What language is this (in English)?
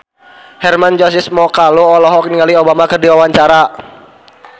Sundanese